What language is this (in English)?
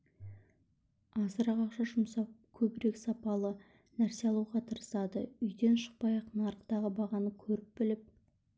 Kazakh